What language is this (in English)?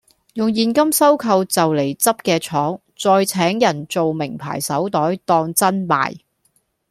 Cantonese